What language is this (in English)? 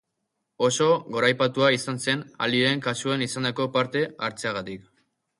Basque